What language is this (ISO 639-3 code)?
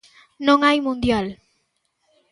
glg